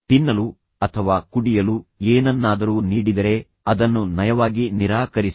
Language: Kannada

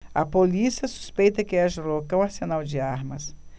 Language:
Portuguese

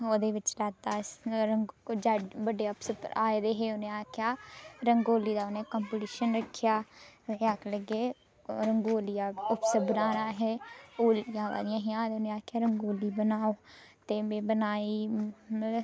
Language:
Dogri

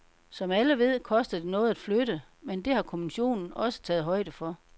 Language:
Danish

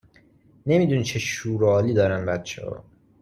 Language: Persian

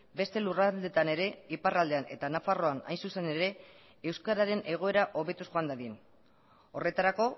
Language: Basque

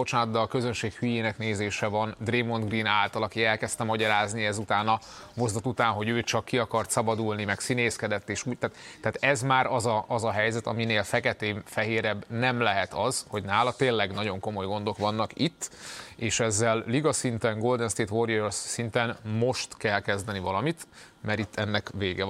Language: Hungarian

